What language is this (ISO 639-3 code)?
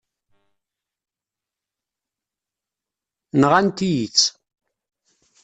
kab